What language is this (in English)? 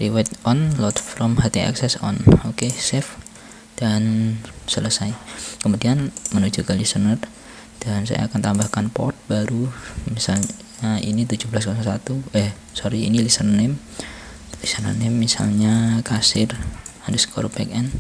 Indonesian